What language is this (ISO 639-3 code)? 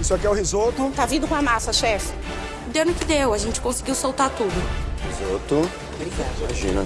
por